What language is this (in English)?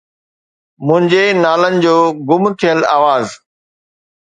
Sindhi